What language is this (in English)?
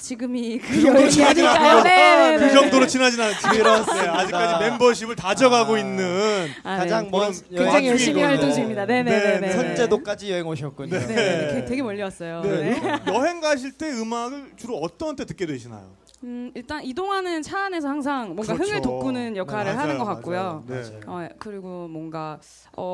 Korean